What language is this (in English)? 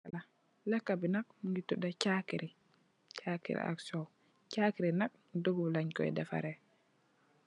Wolof